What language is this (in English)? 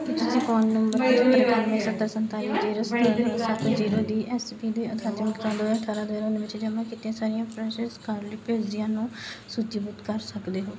Punjabi